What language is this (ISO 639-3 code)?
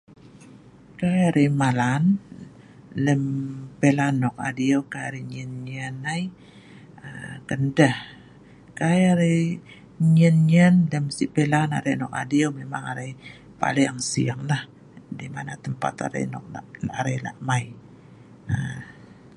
snv